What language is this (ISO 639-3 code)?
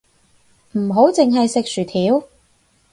yue